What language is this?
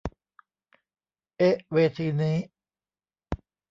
Thai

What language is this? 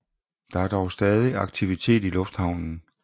Danish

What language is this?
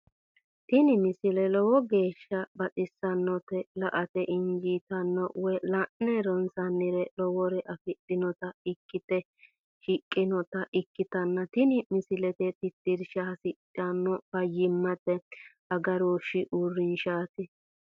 Sidamo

